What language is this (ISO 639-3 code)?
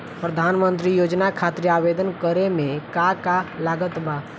bho